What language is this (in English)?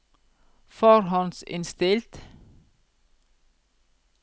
Norwegian